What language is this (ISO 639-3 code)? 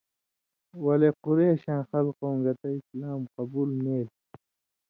mvy